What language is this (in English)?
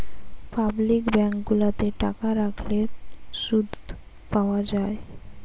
Bangla